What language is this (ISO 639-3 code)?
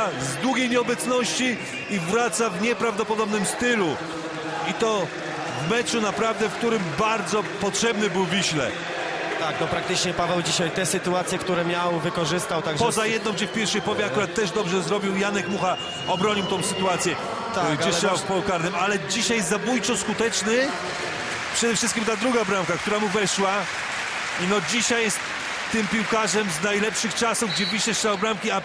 pol